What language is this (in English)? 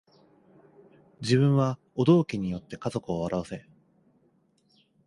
Japanese